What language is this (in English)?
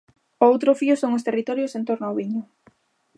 Galician